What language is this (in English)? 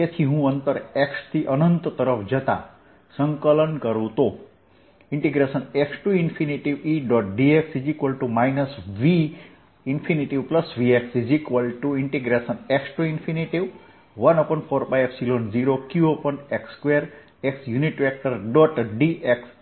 Gujarati